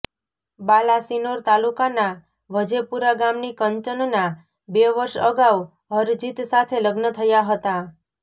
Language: Gujarati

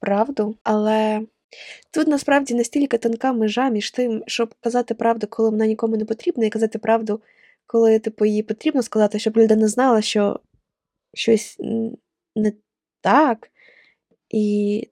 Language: Ukrainian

